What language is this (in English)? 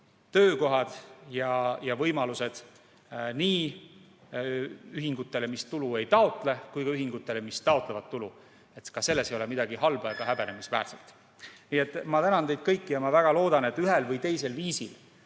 Estonian